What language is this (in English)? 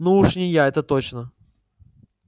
Russian